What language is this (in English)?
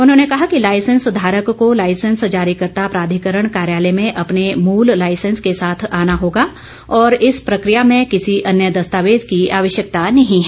Hindi